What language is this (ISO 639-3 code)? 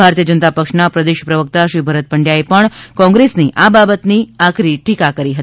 guj